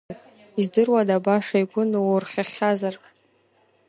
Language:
Abkhazian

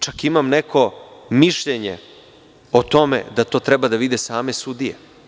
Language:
Serbian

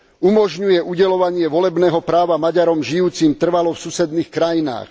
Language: Slovak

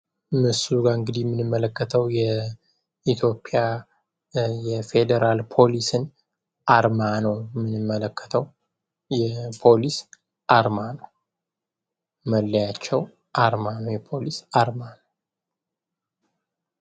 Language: Amharic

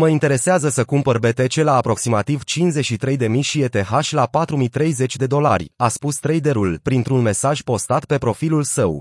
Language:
Romanian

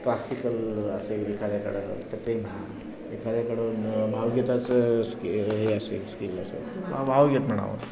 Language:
Marathi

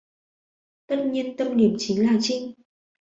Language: Vietnamese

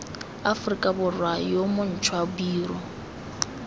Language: Tswana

